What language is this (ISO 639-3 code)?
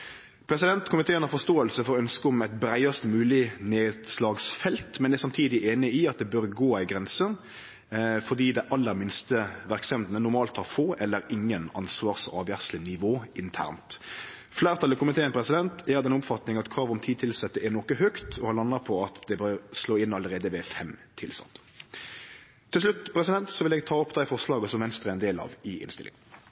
nno